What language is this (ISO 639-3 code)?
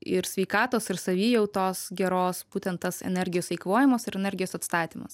lit